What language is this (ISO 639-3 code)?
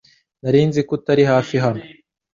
kin